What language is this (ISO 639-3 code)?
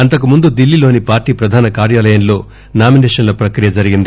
tel